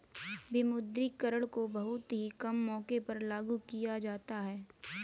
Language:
Hindi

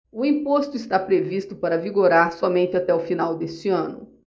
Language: Portuguese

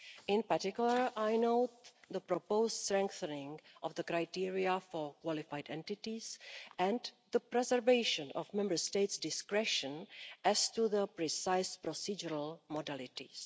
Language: English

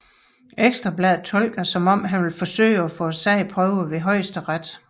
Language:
Danish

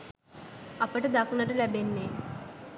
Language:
Sinhala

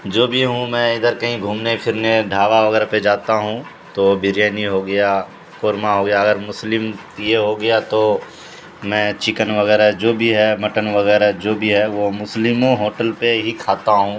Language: Urdu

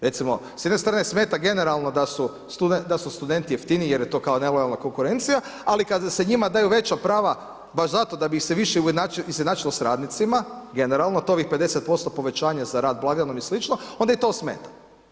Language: Croatian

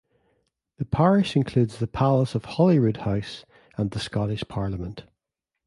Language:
English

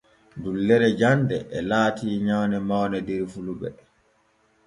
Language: Borgu Fulfulde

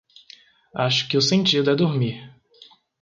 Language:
Portuguese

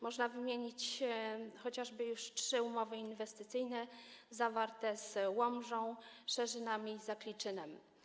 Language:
Polish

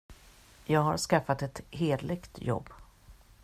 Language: Swedish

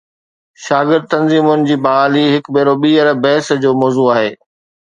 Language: Sindhi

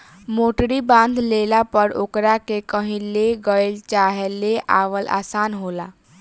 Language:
Bhojpuri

